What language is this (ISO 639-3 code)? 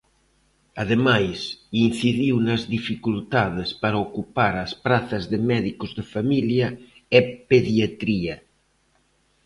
glg